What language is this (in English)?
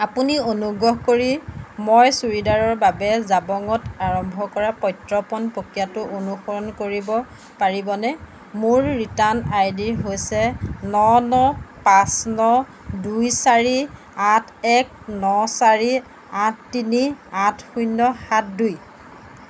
Assamese